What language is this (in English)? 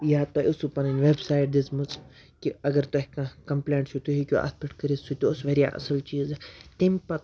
Kashmiri